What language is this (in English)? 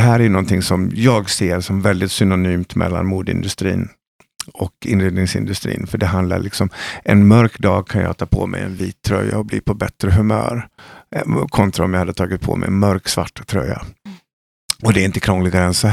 Swedish